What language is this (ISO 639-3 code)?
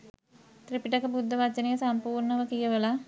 sin